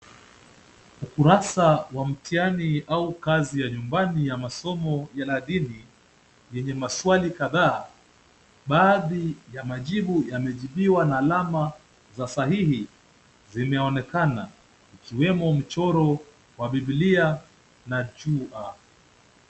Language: Swahili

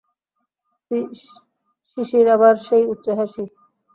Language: Bangla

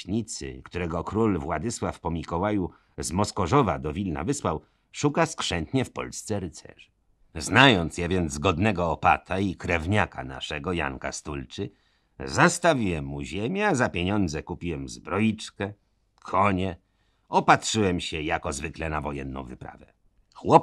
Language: Polish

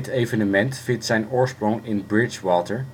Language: Dutch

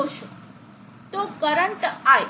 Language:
Gujarati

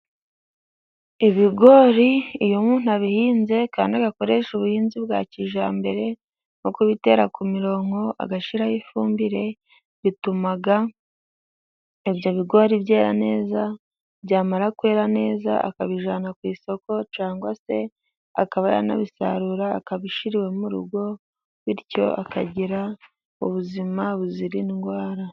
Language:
Kinyarwanda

